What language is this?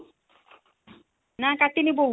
Odia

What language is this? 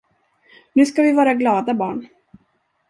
Swedish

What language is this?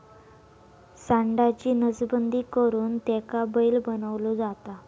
Marathi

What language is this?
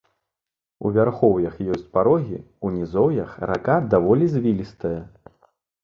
Belarusian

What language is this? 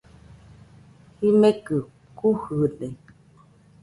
Nüpode Huitoto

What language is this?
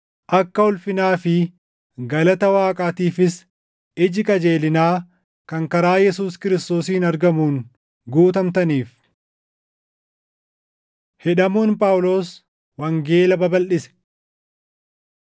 Oromo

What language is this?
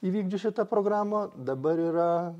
Lithuanian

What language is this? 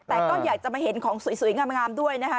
Thai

